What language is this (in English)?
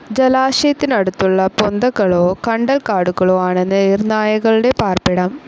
Malayalam